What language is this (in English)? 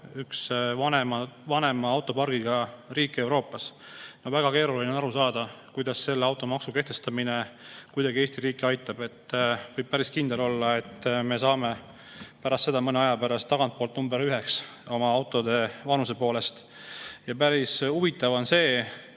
Estonian